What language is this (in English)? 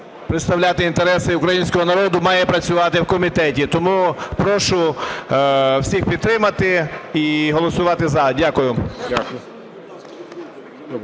Ukrainian